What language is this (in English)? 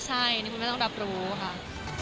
Thai